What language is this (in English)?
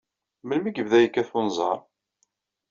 Kabyle